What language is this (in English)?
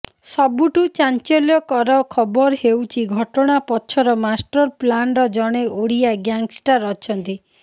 Odia